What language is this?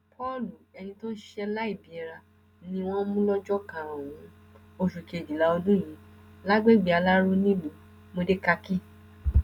Yoruba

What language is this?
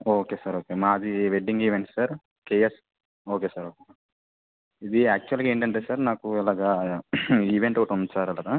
Telugu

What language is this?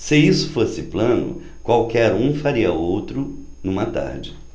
Portuguese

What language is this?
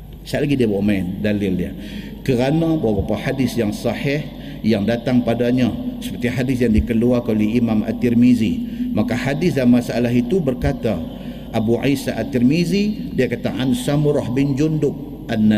Malay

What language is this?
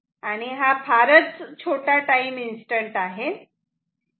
Marathi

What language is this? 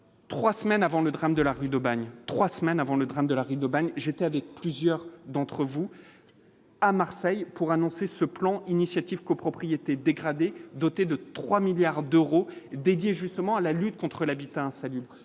French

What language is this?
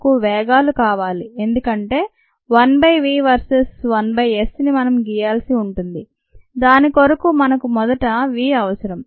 Telugu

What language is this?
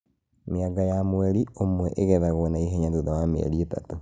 Kikuyu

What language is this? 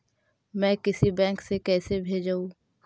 Magahi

